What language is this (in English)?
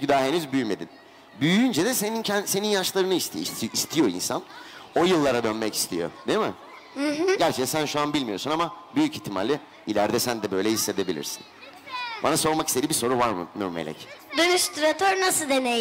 Turkish